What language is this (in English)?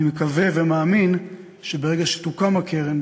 Hebrew